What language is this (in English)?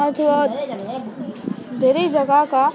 Nepali